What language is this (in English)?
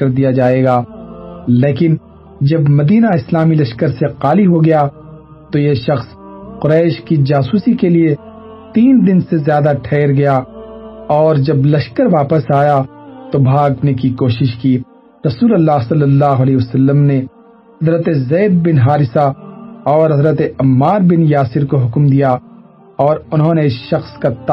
Urdu